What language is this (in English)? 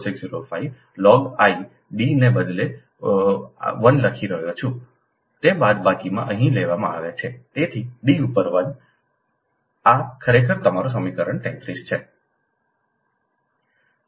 Gujarati